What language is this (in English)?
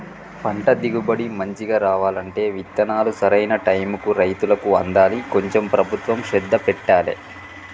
Telugu